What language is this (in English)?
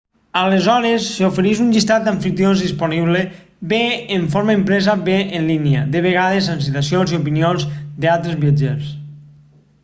Catalan